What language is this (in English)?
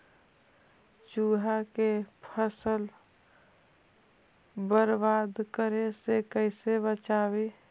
Magahi